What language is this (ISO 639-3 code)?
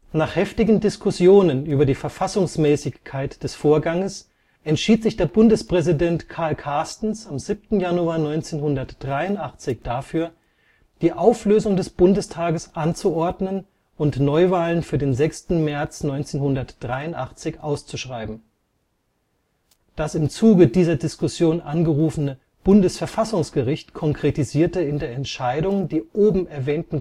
deu